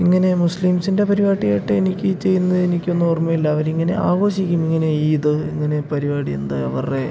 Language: Malayalam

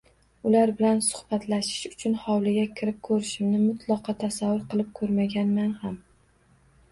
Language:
Uzbek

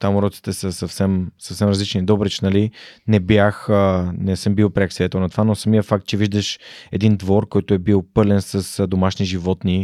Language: Bulgarian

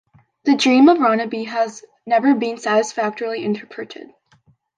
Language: English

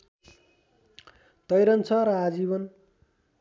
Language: Nepali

